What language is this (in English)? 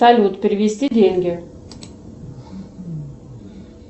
Russian